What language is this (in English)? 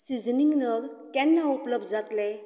Konkani